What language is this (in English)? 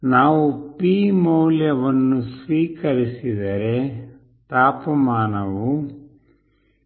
Kannada